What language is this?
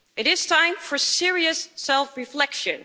English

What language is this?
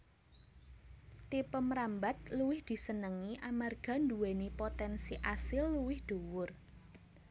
Javanese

